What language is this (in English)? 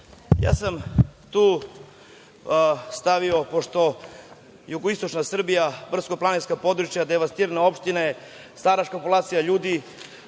Serbian